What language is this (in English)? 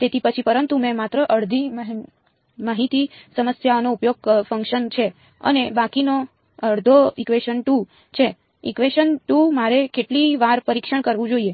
Gujarati